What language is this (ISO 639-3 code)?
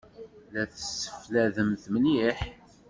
kab